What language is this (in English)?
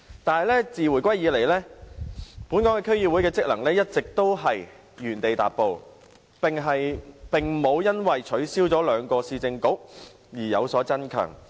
Cantonese